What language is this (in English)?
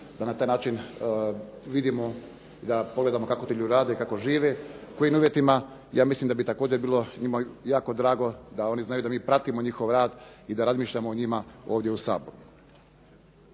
Croatian